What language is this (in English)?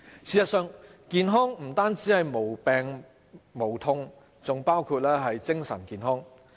Cantonese